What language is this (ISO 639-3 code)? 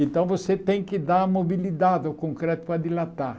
por